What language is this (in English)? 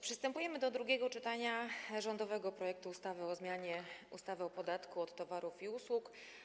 Polish